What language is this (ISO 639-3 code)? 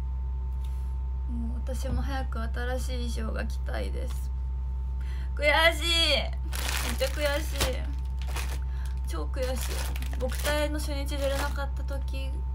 jpn